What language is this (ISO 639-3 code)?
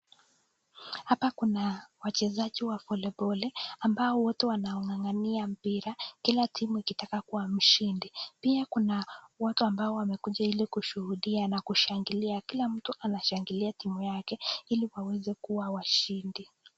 swa